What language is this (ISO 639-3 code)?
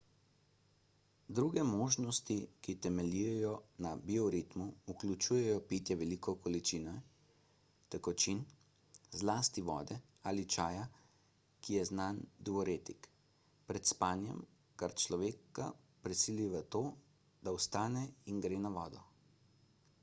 slv